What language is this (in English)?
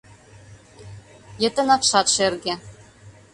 Mari